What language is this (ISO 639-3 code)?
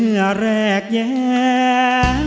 tha